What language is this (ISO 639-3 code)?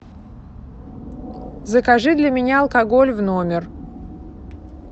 rus